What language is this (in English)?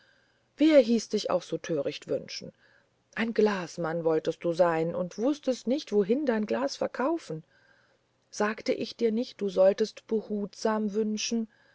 German